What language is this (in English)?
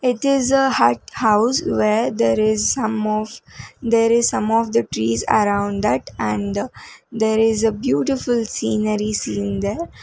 English